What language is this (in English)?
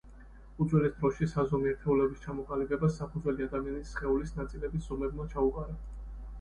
Georgian